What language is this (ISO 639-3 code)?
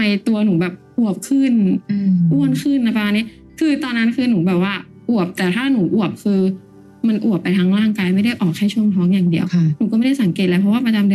tha